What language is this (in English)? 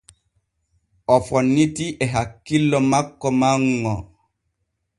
Borgu Fulfulde